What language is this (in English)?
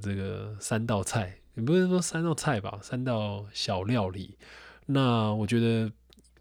Chinese